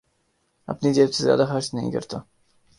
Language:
Urdu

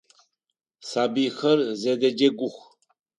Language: Adyghe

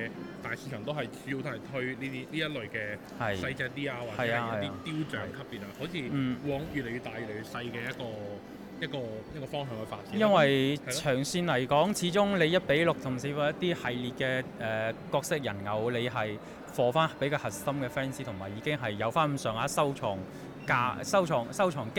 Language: Chinese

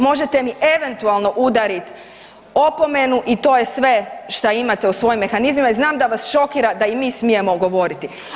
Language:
Croatian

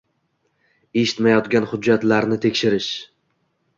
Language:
Uzbek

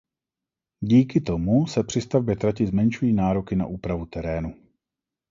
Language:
Czech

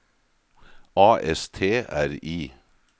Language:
Norwegian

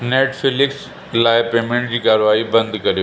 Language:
Sindhi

